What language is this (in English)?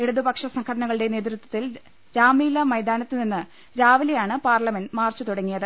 Malayalam